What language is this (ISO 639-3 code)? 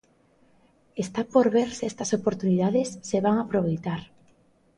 glg